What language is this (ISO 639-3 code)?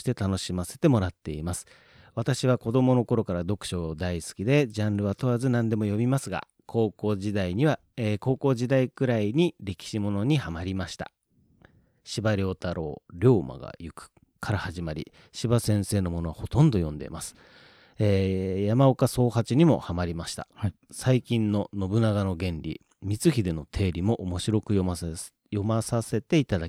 jpn